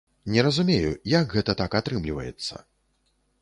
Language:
Belarusian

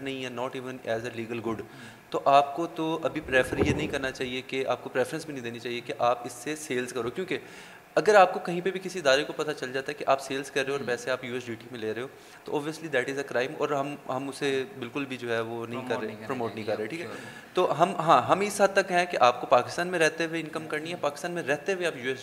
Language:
Urdu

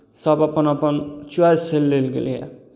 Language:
Maithili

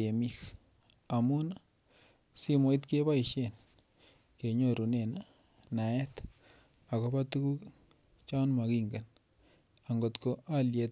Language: Kalenjin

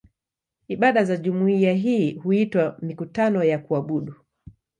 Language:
Swahili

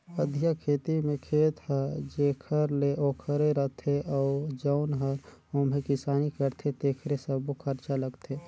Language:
Chhattisgarhi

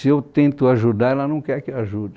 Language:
Portuguese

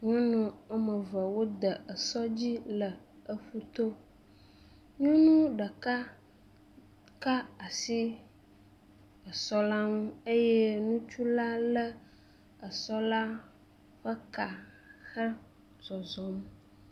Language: Ewe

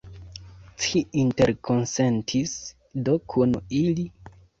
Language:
Esperanto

